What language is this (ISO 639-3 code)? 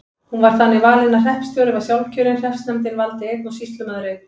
isl